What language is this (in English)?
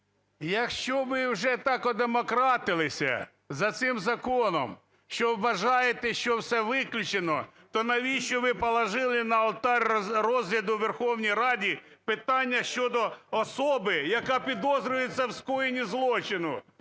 Ukrainian